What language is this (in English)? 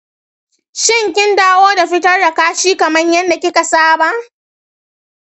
Hausa